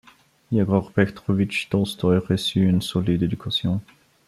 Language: French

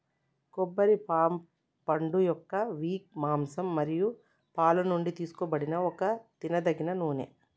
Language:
Telugu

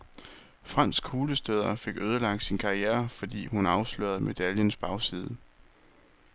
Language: Danish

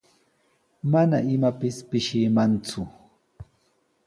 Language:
Sihuas Ancash Quechua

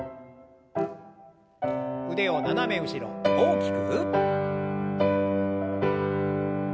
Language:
Japanese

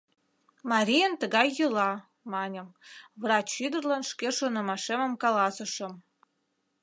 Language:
Mari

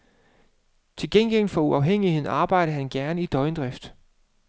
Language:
Danish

